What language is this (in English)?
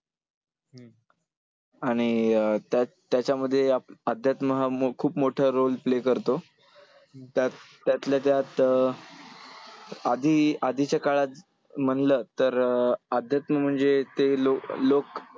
Marathi